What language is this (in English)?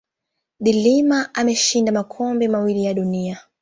Swahili